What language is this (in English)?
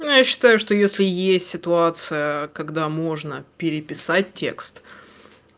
Russian